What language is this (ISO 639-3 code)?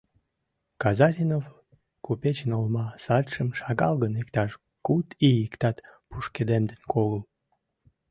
chm